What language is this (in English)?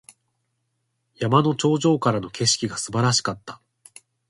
Japanese